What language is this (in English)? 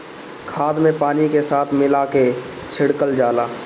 Bhojpuri